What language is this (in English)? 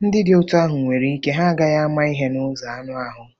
Igbo